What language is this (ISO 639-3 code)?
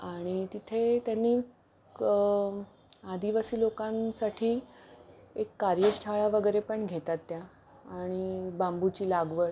mar